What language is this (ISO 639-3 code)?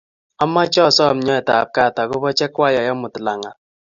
kln